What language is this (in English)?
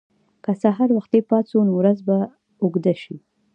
Pashto